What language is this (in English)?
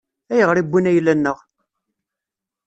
Kabyle